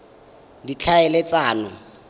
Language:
Tswana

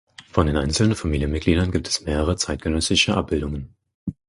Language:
German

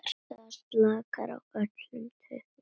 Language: Icelandic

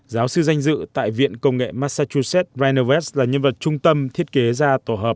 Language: Vietnamese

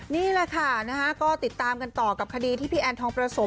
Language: Thai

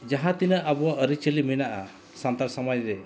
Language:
Santali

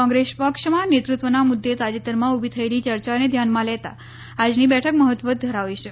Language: Gujarati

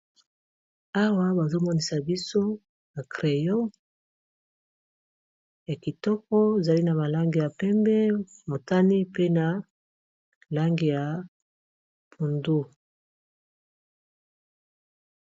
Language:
Lingala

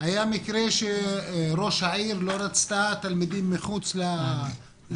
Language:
Hebrew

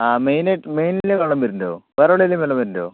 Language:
Malayalam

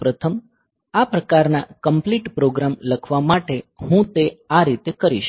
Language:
Gujarati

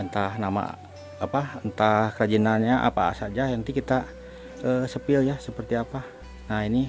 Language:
Indonesian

